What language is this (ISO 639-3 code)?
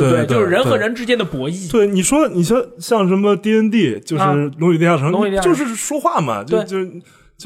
zho